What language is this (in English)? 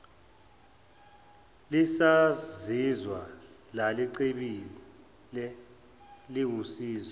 Zulu